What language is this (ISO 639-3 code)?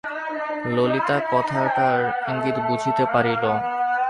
ben